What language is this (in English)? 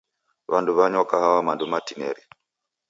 Taita